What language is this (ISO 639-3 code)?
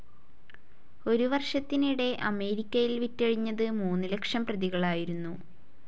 mal